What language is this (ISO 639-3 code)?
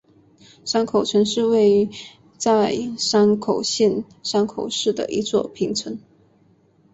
zho